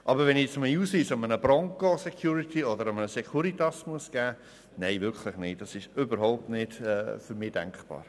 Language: Swiss German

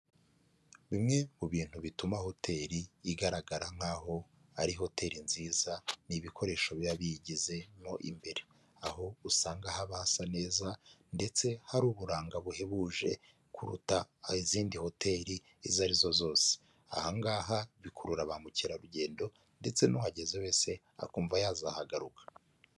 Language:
Kinyarwanda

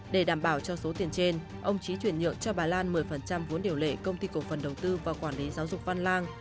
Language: Vietnamese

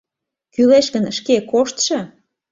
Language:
Mari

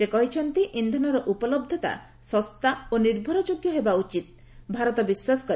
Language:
Odia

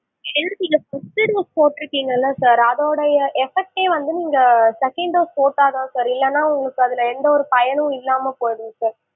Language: Tamil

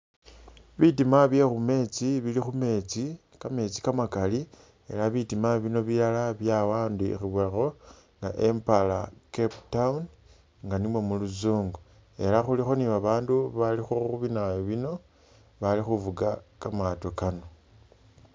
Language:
Masaaba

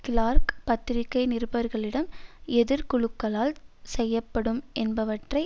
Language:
Tamil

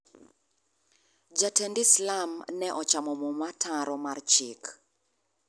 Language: Luo (Kenya and Tanzania)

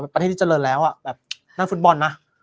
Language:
Thai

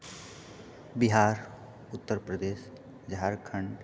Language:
Maithili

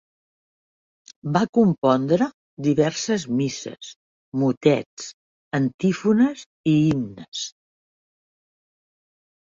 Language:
Catalan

